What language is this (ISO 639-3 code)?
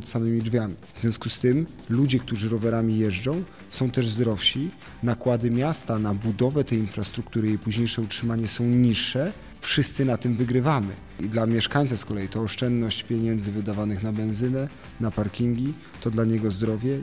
pol